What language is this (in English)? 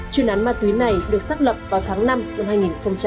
Vietnamese